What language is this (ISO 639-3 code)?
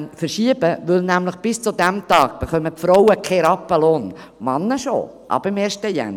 gsw